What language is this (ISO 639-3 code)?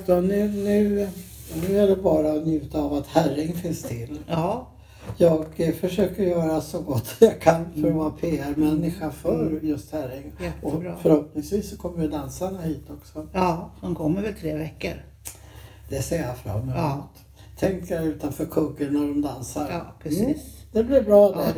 swe